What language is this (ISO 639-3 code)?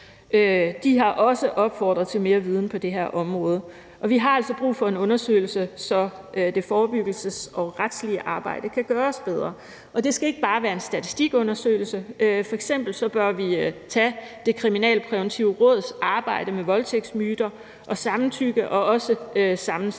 dan